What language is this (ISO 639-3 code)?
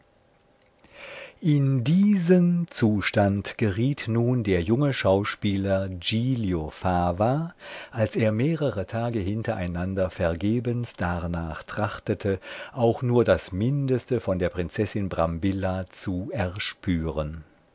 deu